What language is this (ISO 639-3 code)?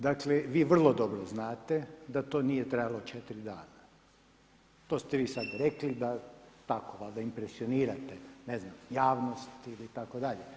hrv